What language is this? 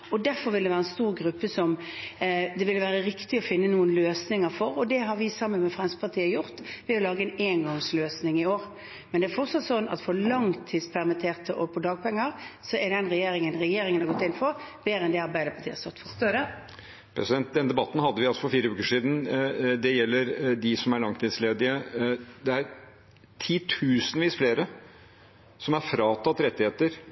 Norwegian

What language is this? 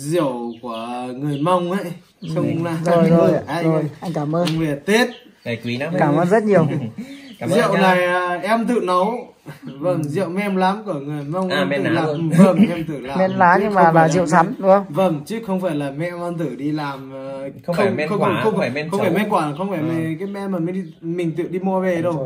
Vietnamese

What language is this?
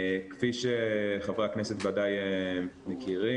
Hebrew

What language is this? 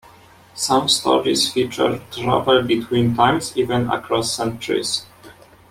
English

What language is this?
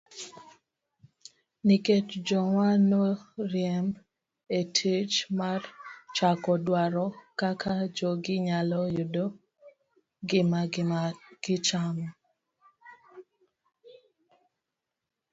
Luo (Kenya and Tanzania)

